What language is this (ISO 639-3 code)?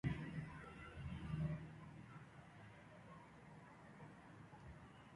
nnh